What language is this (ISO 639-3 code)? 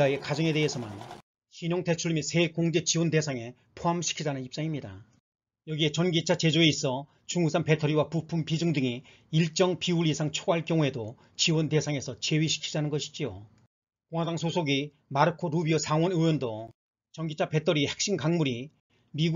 kor